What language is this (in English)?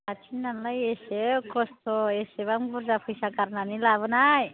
Bodo